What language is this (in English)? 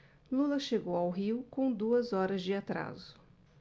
Portuguese